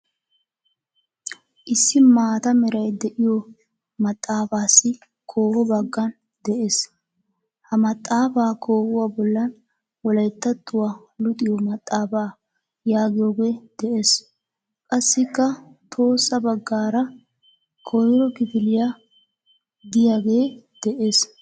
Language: Wolaytta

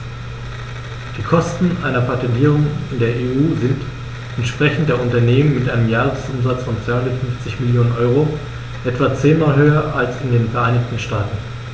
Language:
German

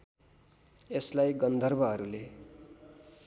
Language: Nepali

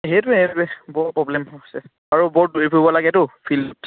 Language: Assamese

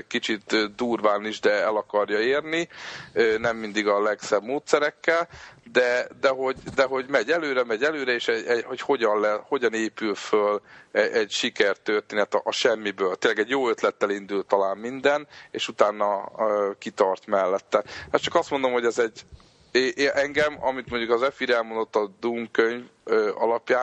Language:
Hungarian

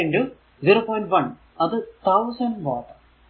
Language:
Malayalam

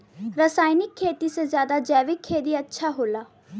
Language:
Bhojpuri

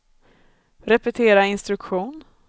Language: Swedish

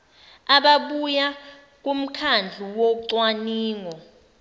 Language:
Zulu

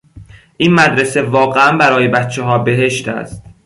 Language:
Persian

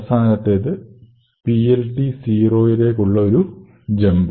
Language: Malayalam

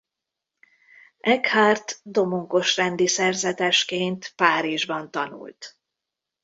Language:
Hungarian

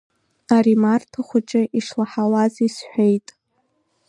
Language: Abkhazian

